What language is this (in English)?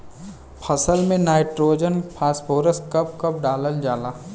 Bhojpuri